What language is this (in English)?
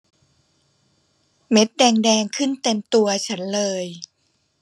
Thai